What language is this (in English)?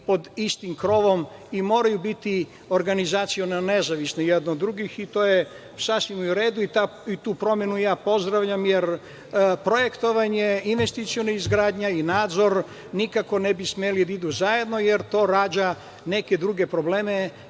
Serbian